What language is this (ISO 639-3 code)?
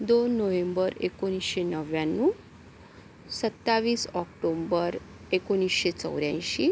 mar